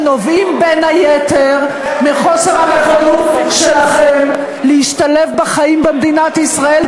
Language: Hebrew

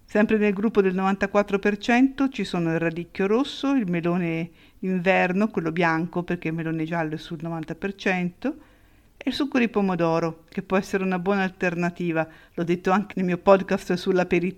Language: Italian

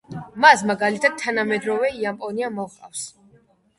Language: Georgian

